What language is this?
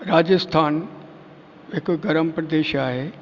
Sindhi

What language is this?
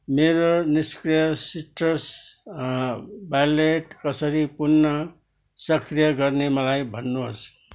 Nepali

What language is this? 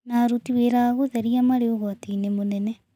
Kikuyu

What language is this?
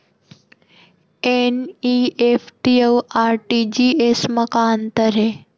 Chhattisgarhi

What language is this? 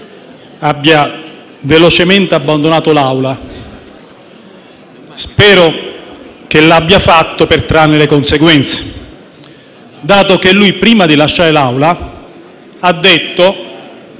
Italian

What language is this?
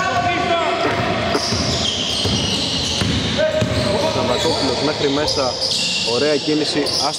Greek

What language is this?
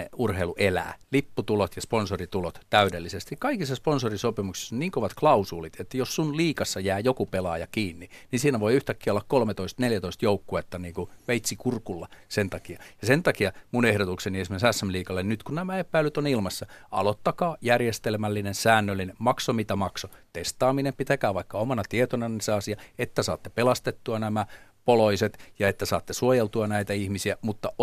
Finnish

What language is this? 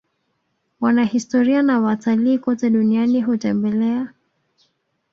Swahili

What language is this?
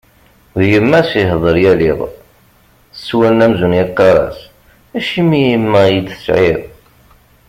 Kabyle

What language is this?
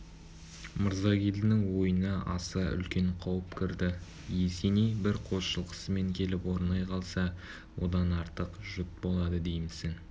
Kazakh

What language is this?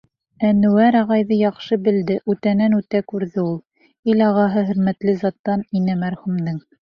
Bashkir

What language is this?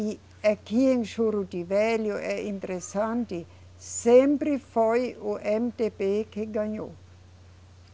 Portuguese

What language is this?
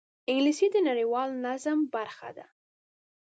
Pashto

